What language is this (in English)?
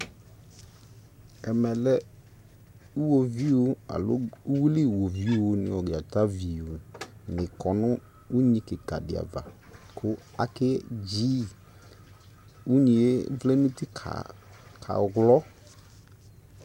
Ikposo